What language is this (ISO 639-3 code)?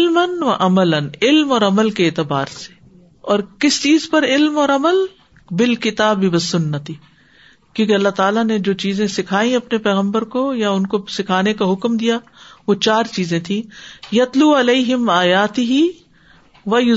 urd